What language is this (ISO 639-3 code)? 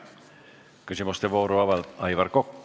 est